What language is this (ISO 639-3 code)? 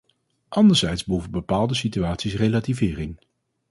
nld